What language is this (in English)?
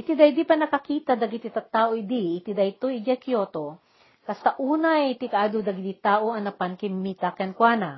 Filipino